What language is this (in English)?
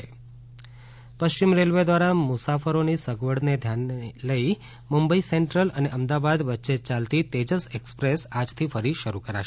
Gujarati